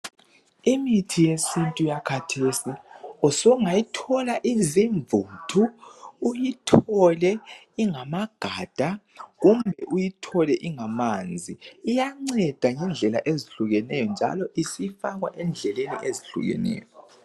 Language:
North Ndebele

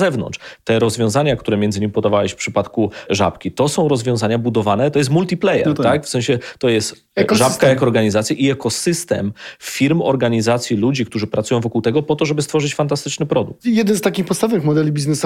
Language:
Polish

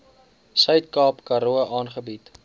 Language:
Afrikaans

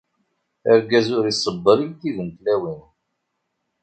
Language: Kabyle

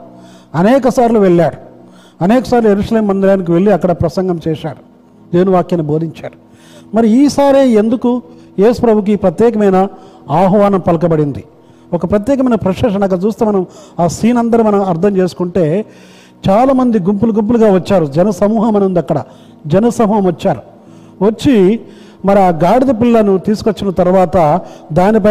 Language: Telugu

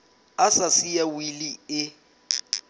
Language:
Southern Sotho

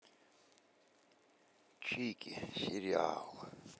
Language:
Russian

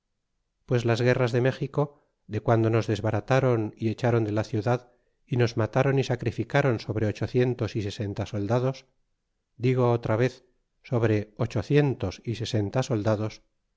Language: Spanish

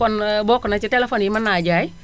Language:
Wolof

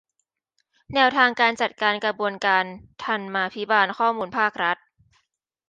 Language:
Thai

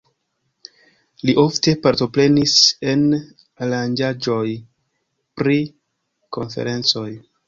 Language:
Esperanto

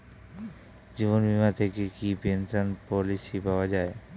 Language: Bangla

